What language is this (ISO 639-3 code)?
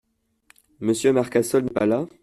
fra